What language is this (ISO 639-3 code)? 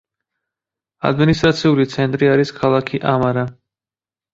kat